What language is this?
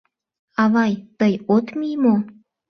Mari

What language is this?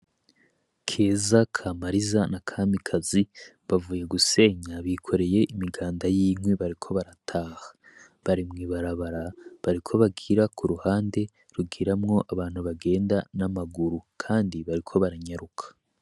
Rundi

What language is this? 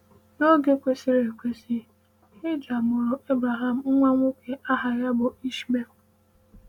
Igbo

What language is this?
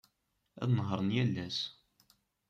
Kabyle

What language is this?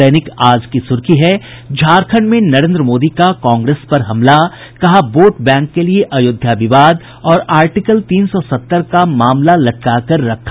Hindi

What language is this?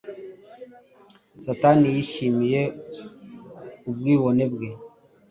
Kinyarwanda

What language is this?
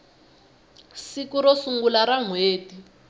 Tsonga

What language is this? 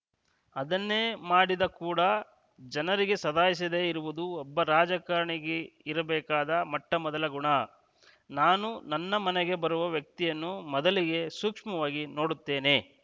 Kannada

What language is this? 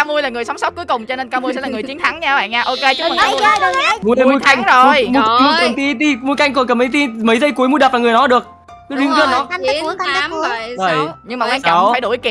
Vietnamese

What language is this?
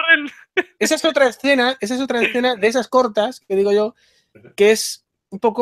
Spanish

